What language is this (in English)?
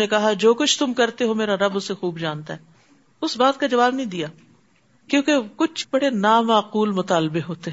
Urdu